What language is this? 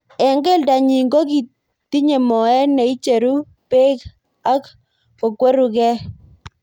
Kalenjin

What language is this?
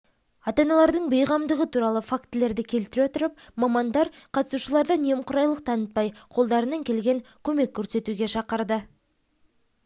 Kazakh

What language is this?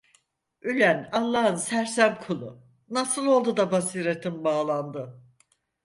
Turkish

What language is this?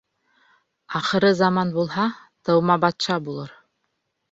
Bashkir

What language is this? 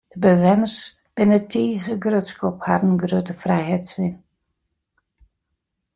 Western Frisian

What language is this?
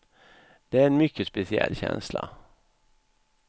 Swedish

